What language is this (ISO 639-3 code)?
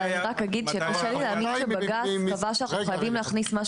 heb